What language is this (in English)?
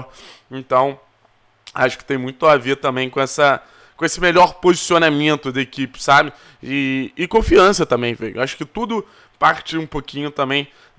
Portuguese